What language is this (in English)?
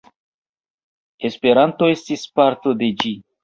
Esperanto